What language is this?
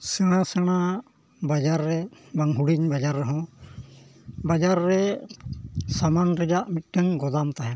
Santali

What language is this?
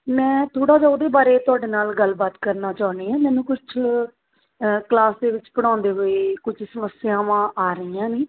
Punjabi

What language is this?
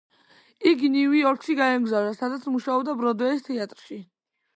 Georgian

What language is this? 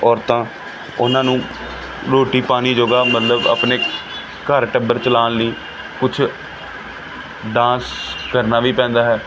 Punjabi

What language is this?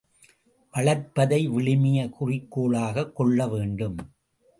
Tamil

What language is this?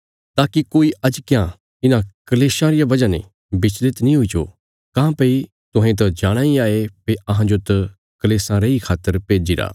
Bilaspuri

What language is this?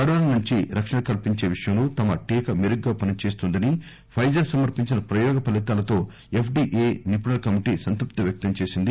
Telugu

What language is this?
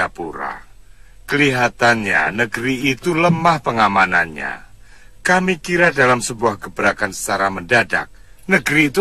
Indonesian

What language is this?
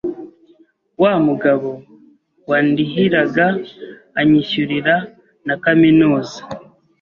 Kinyarwanda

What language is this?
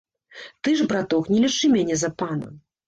Belarusian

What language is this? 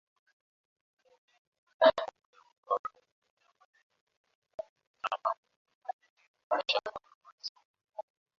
Swahili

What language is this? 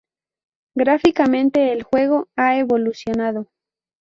Spanish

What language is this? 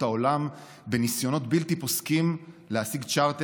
Hebrew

